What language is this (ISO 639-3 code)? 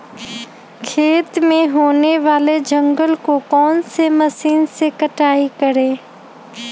mag